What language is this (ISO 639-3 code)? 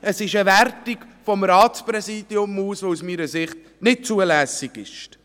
gsw